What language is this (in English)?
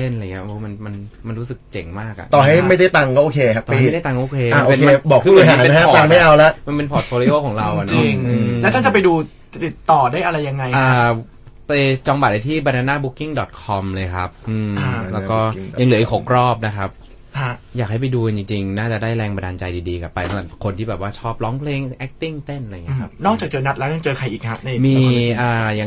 Thai